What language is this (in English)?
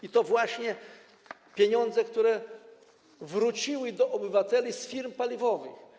Polish